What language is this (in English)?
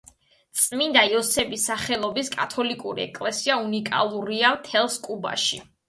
Georgian